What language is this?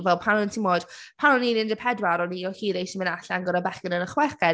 Welsh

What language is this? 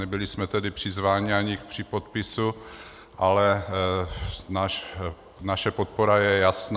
Czech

